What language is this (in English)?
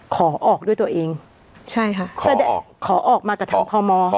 Thai